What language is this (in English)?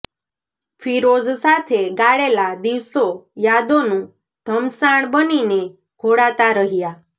Gujarati